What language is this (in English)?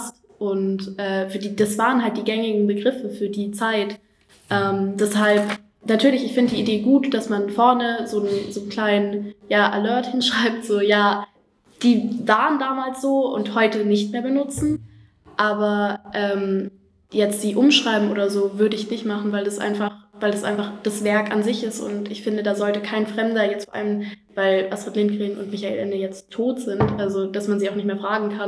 German